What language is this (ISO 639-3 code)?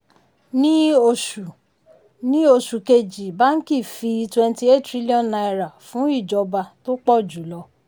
yor